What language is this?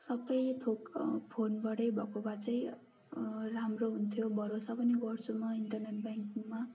Nepali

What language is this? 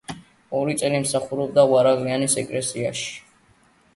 Georgian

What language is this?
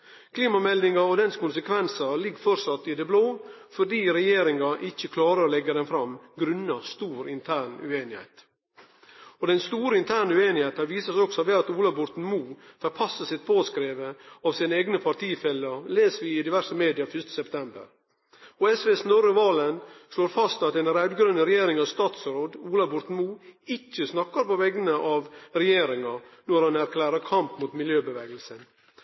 Norwegian Nynorsk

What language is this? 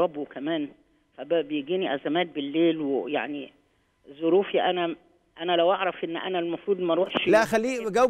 Arabic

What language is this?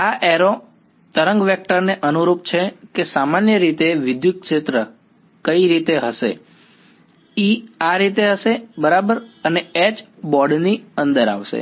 Gujarati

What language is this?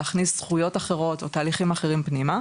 Hebrew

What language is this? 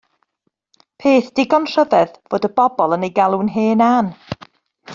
Welsh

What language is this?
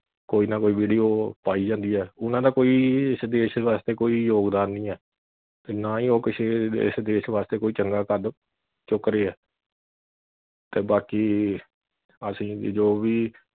Punjabi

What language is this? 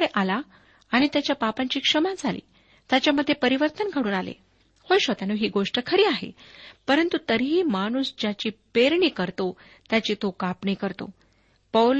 Marathi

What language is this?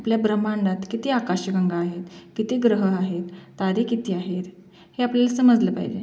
Marathi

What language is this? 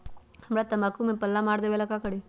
Magahi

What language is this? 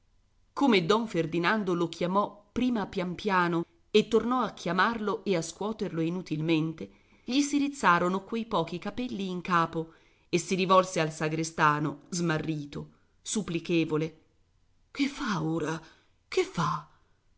Italian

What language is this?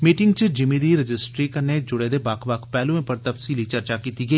Dogri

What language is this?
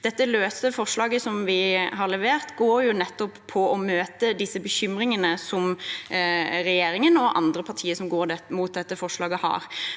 Norwegian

